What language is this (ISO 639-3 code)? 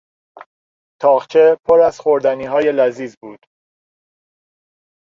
fas